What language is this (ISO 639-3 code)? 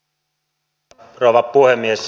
fin